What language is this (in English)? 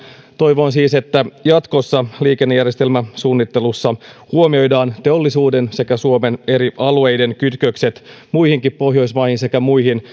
Finnish